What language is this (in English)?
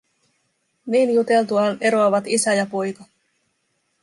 Finnish